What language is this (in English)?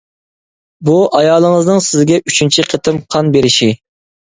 Uyghur